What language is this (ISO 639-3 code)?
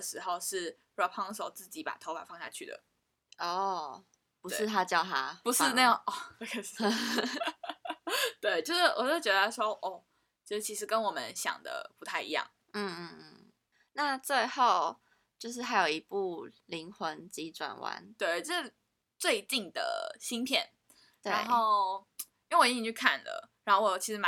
zho